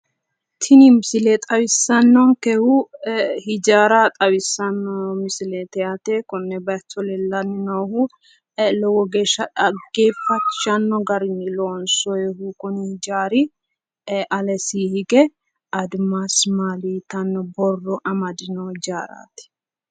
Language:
Sidamo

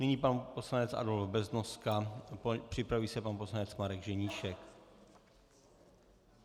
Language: Czech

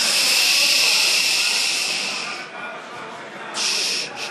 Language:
Hebrew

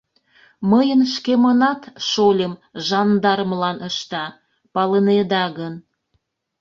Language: Mari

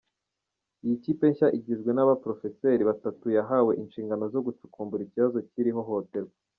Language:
Kinyarwanda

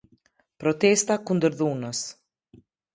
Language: Albanian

